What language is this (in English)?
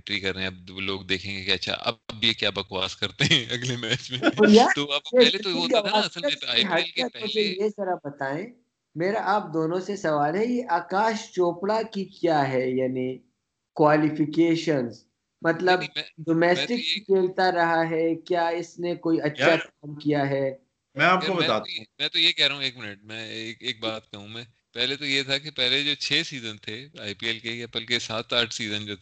Urdu